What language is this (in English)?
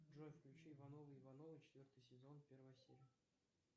Russian